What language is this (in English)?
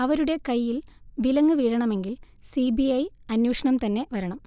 Malayalam